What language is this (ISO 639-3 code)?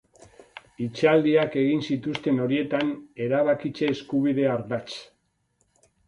eus